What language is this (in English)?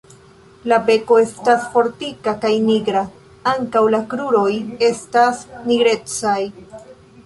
Esperanto